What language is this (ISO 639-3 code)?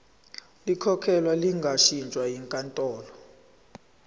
zul